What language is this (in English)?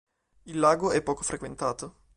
Italian